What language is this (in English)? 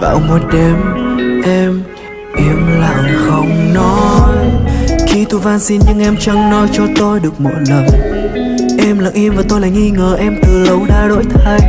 Vietnamese